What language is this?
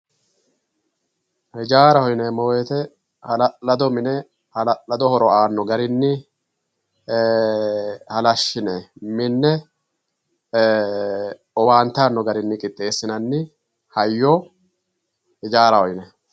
Sidamo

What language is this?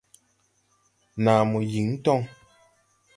Tupuri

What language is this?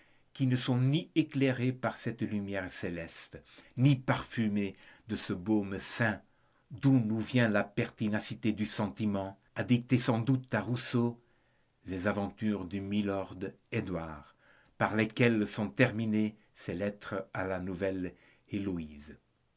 French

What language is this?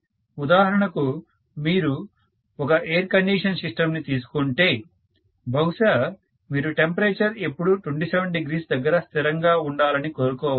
Telugu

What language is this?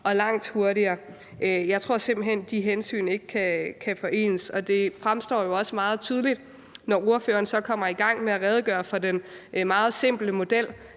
Danish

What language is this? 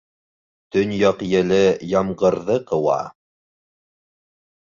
Bashkir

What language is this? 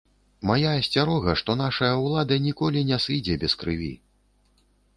Belarusian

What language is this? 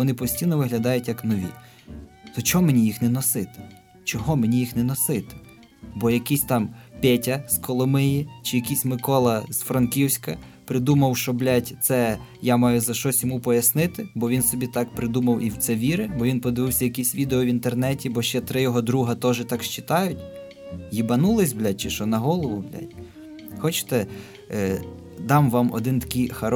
Ukrainian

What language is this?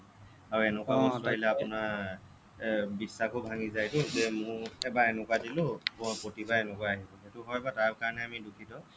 Assamese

